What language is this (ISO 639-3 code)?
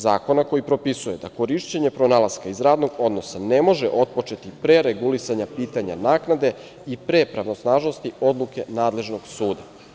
srp